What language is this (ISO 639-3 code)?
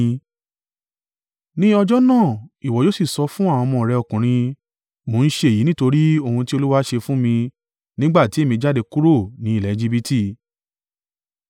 yor